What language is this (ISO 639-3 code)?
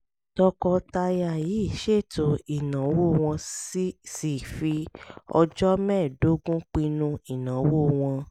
yor